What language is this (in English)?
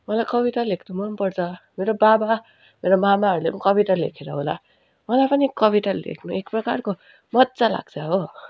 Nepali